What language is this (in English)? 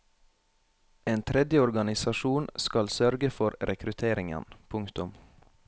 Norwegian